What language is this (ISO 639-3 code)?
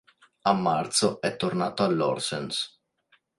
ita